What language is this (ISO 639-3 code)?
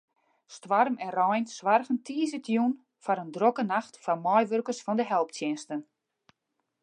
fry